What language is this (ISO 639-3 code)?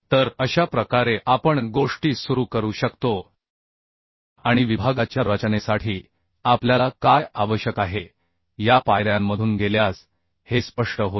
mar